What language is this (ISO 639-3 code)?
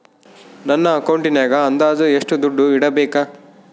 kan